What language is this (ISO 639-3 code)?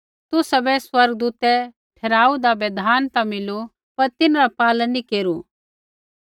kfx